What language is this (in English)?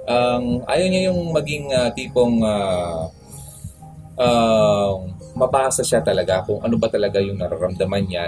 Filipino